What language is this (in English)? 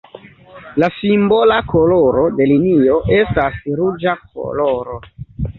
Esperanto